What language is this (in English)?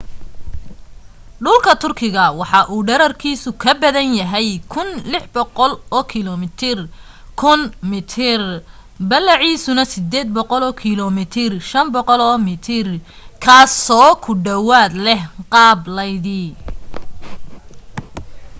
Somali